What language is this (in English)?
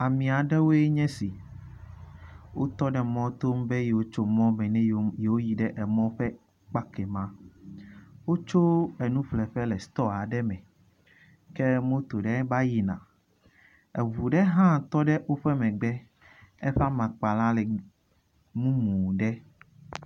Ewe